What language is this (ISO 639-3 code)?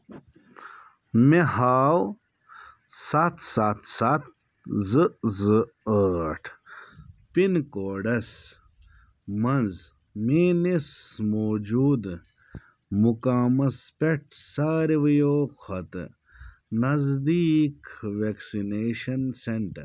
kas